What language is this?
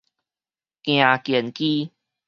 Min Nan Chinese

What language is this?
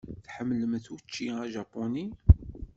Kabyle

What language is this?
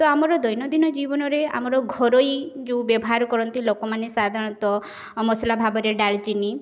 Odia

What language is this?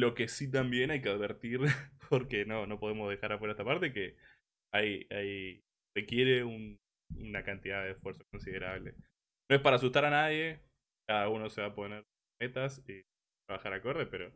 Spanish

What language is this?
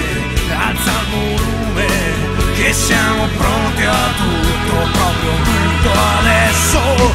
Italian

